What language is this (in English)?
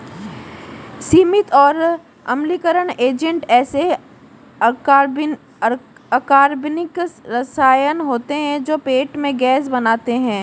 Hindi